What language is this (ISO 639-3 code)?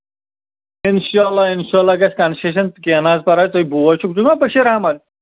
kas